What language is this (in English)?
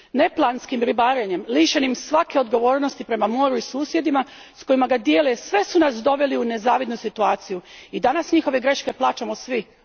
Croatian